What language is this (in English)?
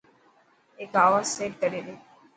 Dhatki